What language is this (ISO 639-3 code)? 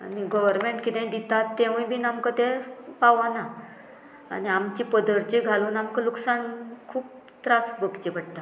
kok